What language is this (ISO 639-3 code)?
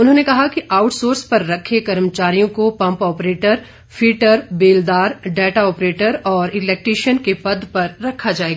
hin